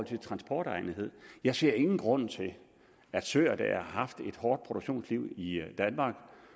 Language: Danish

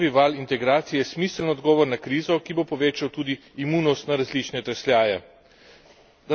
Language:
Slovenian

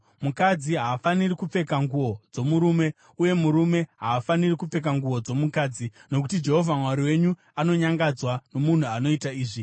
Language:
Shona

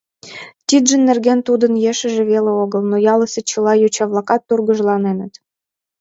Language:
Mari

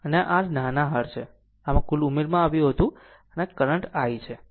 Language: Gujarati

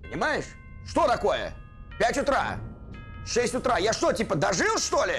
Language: Russian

